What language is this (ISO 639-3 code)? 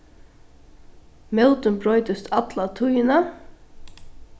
fao